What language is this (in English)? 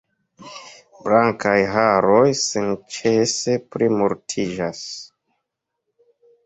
Esperanto